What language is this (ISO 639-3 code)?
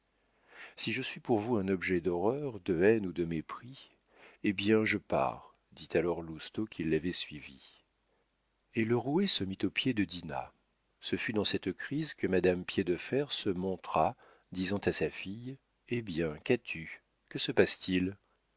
fra